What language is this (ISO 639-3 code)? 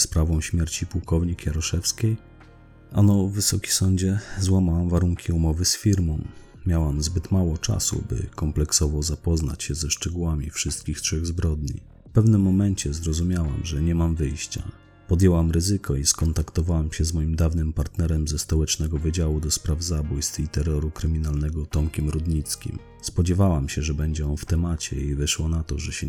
pol